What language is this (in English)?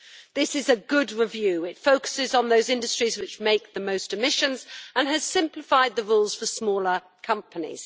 English